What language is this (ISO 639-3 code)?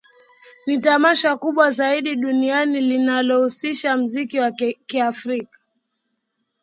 swa